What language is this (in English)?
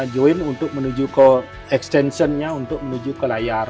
Indonesian